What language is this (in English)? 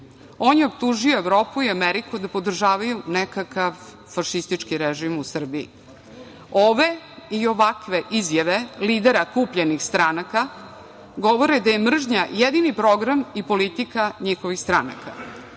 Serbian